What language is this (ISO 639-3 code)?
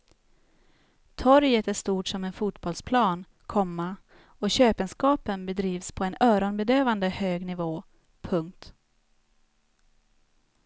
swe